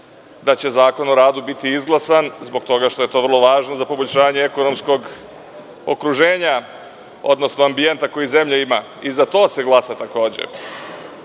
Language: Serbian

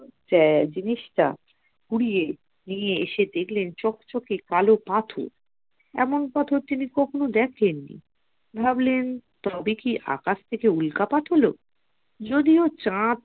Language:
Bangla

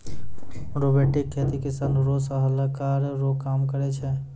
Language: Maithili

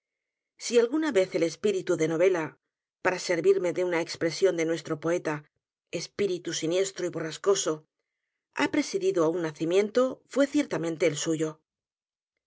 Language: Spanish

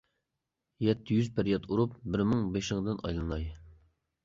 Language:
Uyghur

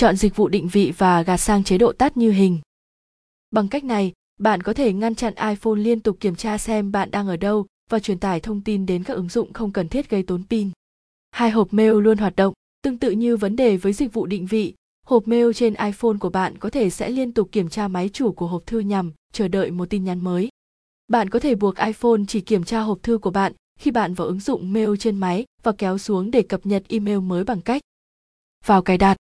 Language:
Vietnamese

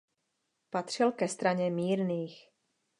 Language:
Czech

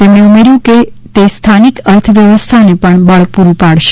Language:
Gujarati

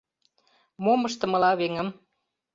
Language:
Mari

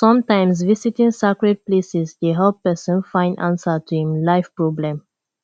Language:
Nigerian Pidgin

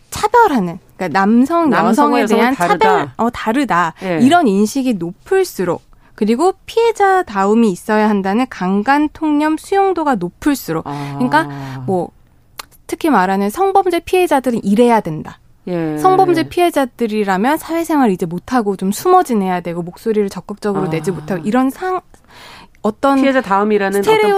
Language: Korean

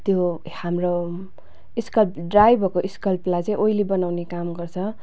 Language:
Nepali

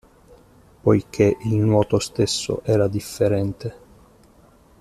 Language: Italian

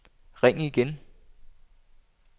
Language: Danish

